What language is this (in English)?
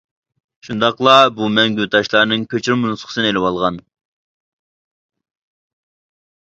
Uyghur